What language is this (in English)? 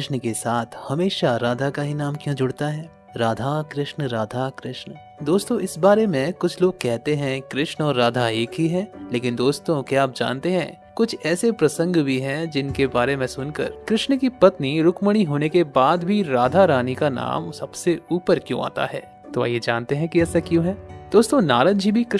Hindi